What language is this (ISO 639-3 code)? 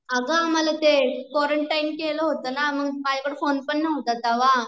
mar